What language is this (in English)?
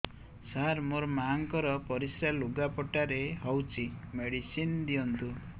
Odia